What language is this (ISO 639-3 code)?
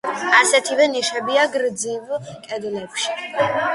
kat